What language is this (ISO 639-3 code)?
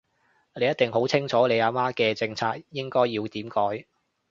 yue